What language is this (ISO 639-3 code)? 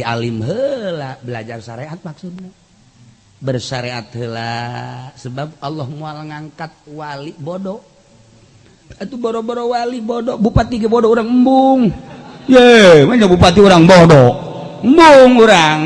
ind